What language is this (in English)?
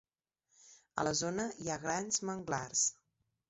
Catalan